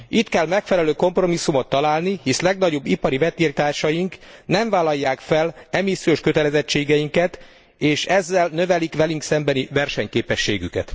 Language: Hungarian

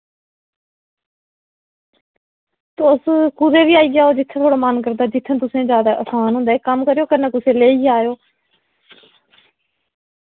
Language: Dogri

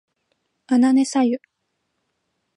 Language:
Japanese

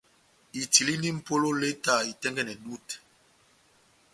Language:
Batanga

